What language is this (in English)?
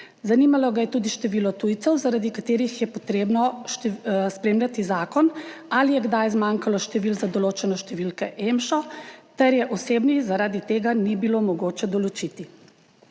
Slovenian